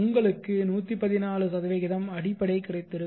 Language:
Tamil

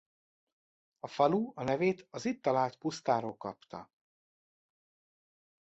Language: Hungarian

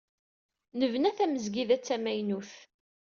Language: Kabyle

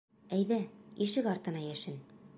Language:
Bashkir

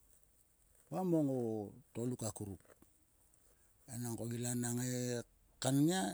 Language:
Sulka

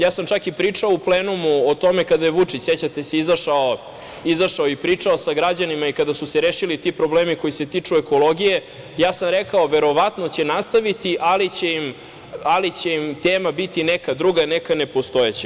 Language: Serbian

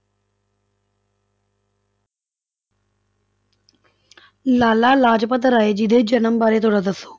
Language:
Punjabi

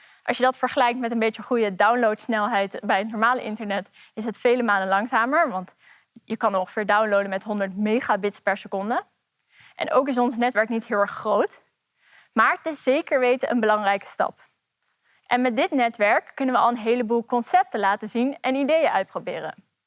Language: Dutch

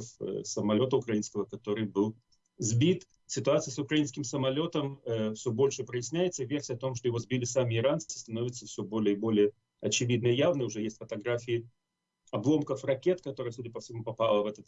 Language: Russian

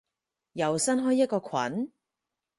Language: Cantonese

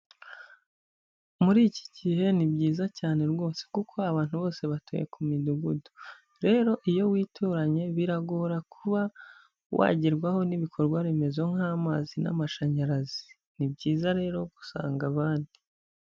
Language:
Kinyarwanda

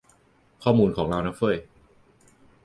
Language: Thai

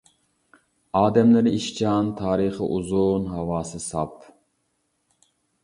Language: Uyghur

